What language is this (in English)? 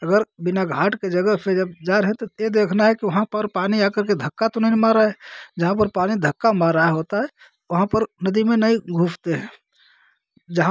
Hindi